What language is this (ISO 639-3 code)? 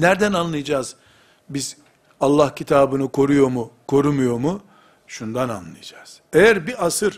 tur